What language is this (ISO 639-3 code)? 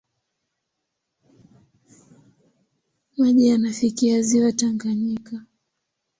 swa